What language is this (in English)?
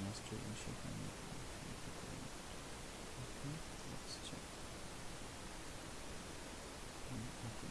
English